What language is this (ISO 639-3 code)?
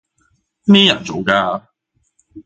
yue